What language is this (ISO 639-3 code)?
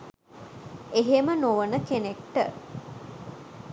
sin